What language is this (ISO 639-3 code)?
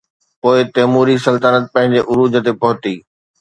snd